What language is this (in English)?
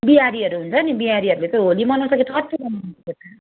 Nepali